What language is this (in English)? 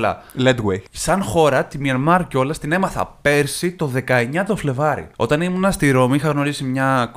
Greek